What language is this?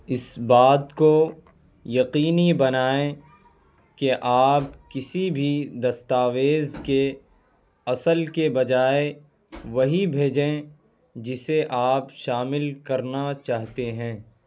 Urdu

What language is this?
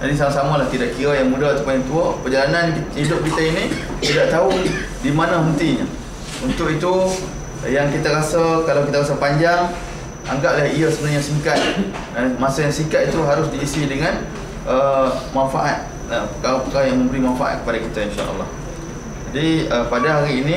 Malay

